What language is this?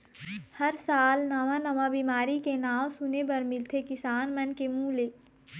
Chhattisgarhi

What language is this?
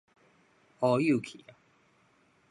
Min Nan Chinese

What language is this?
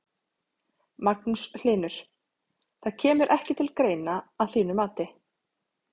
Icelandic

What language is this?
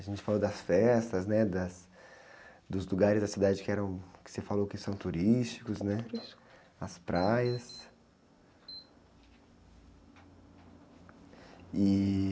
Portuguese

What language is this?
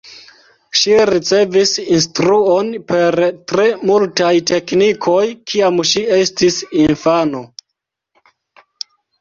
Esperanto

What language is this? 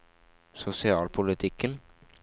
Norwegian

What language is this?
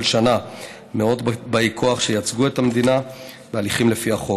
Hebrew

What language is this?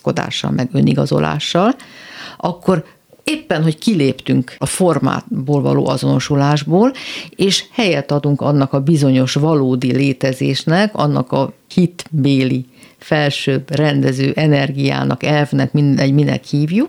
Hungarian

